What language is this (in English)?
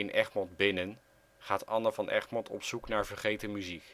Dutch